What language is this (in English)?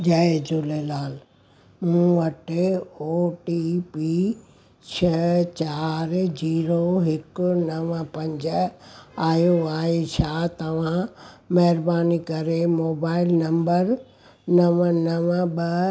Sindhi